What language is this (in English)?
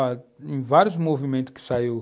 Portuguese